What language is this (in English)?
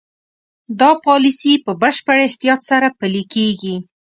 Pashto